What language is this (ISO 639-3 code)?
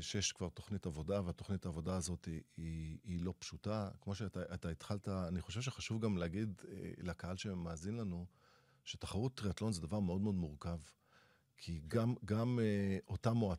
heb